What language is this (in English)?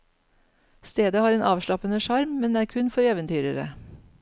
Norwegian